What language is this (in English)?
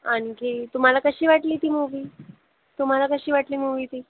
Marathi